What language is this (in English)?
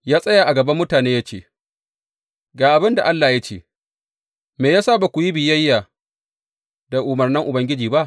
Hausa